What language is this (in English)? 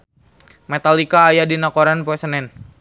Sundanese